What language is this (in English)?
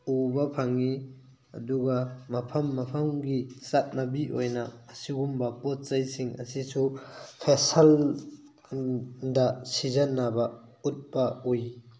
Manipuri